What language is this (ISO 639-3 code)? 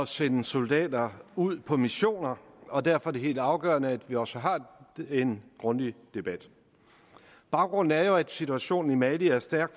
dan